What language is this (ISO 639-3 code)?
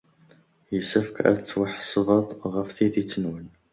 kab